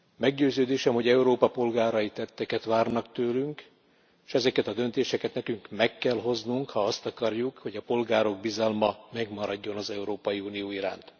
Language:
Hungarian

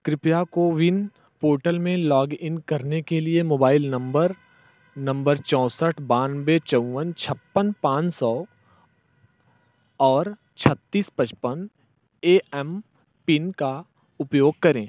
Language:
Hindi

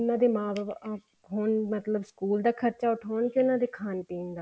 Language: Punjabi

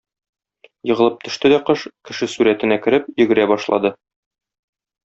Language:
Tatar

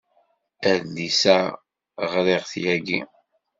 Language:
Kabyle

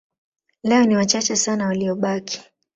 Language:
Swahili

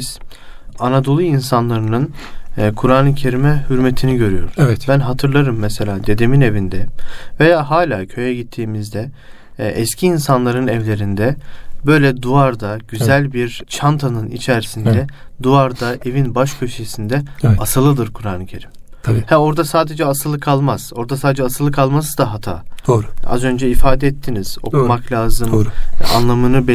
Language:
Turkish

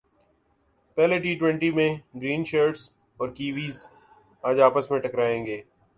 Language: Urdu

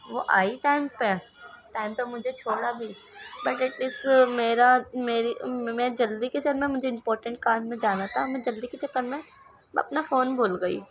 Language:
Urdu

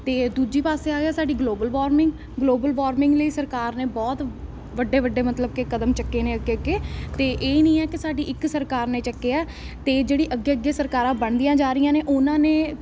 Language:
Punjabi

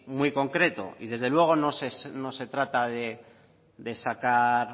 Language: Spanish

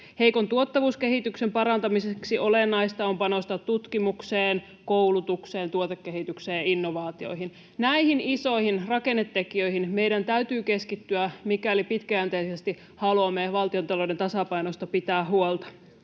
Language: Finnish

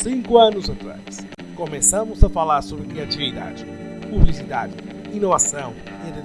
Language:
Portuguese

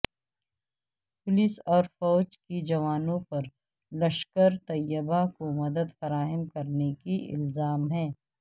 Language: Urdu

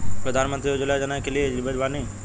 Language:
Bhojpuri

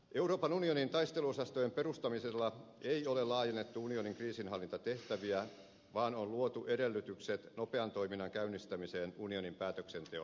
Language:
Finnish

